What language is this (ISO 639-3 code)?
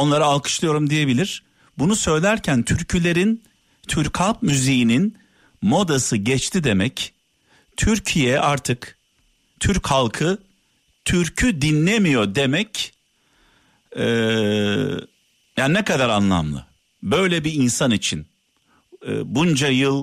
tur